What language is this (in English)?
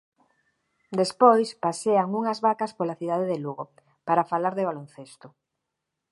Galician